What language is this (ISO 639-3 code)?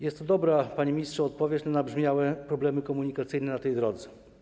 pol